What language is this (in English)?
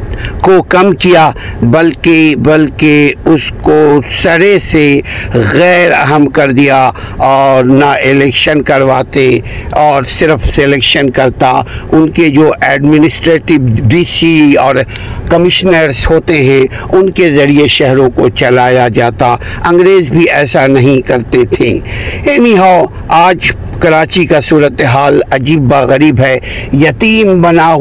Urdu